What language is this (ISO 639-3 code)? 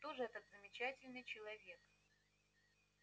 rus